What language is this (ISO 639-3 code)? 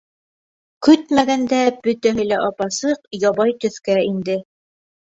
bak